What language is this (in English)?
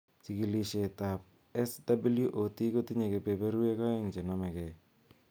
Kalenjin